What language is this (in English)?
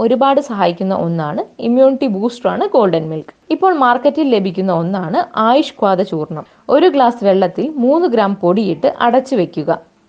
Malayalam